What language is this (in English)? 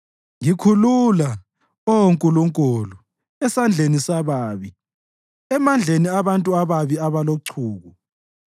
North Ndebele